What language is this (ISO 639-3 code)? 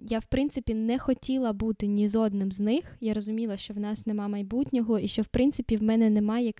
ukr